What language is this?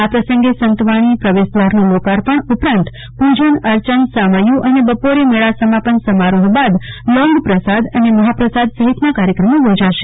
Gujarati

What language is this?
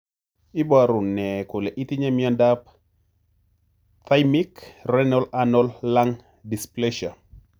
Kalenjin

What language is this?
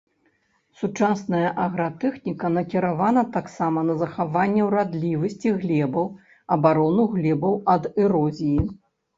Belarusian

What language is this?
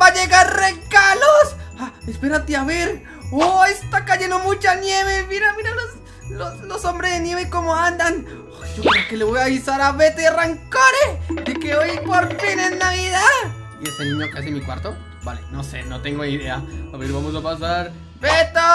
Spanish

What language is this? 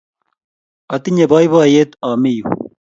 Kalenjin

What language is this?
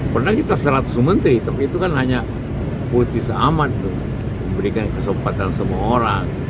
Indonesian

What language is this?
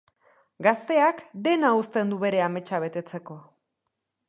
Basque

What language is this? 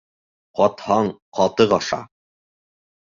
Bashkir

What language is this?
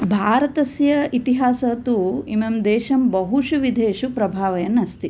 Sanskrit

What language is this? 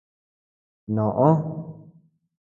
Tepeuxila Cuicatec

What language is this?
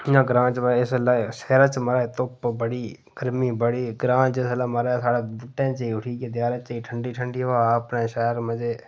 Dogri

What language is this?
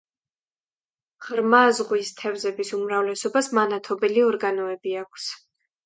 Georgian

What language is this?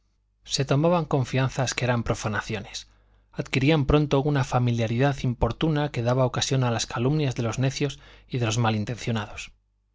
Spanish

